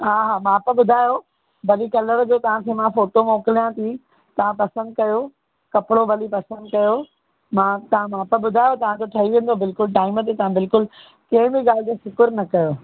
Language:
Sindhi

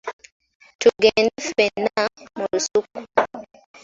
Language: Ganda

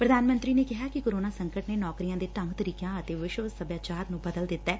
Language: Punjabi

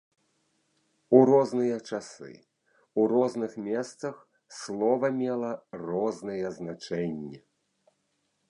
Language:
Belarusian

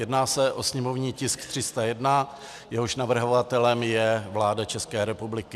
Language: Czech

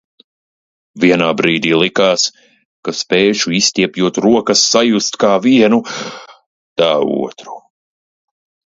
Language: Latvian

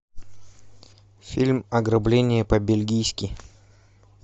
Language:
Russian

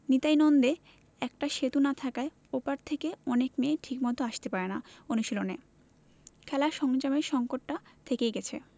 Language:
Bangla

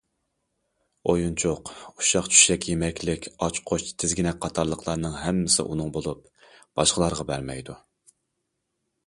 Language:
Uyghur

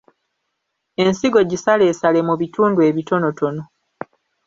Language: Ganda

